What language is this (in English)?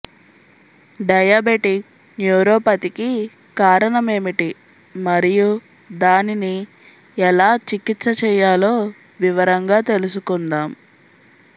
Telugu